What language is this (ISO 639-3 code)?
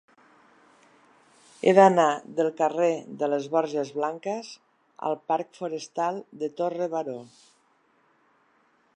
cat